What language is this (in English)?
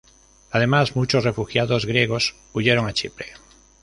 Spanish